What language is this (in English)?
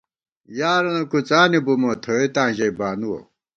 Gawar-Bati